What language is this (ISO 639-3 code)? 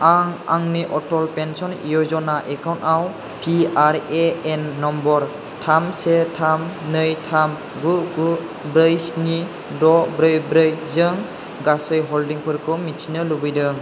brx